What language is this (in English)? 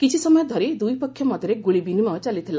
Odia